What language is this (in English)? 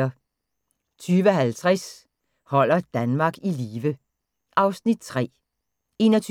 Danish